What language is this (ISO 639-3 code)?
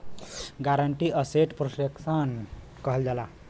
bho